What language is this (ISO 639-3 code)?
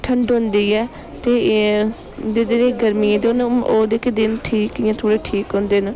doi